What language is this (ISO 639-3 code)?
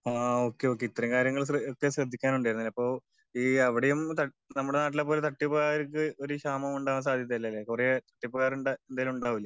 mal